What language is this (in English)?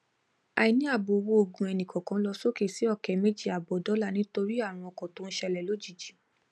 Yoruba